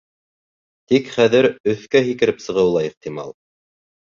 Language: Bashkir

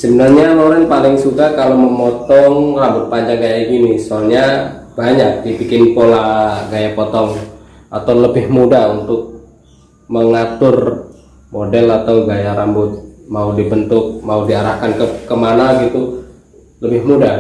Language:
Indonesian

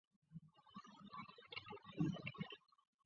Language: Chinese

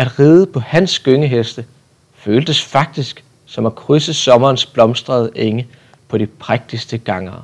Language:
Danish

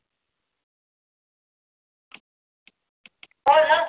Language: Marathi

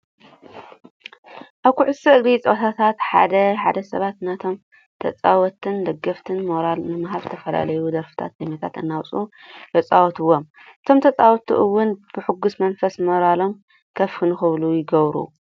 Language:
Tigrinya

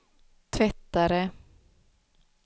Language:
Swedish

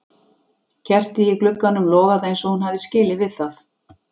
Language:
Icelandic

